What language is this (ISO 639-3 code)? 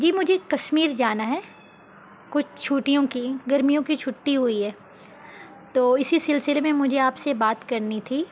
urd